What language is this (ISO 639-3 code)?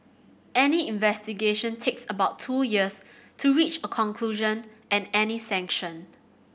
eng